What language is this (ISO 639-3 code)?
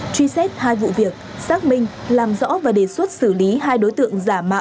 vie